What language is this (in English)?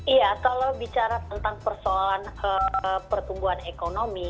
Indonesian